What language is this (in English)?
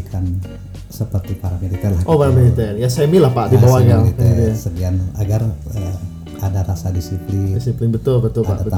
Indonesian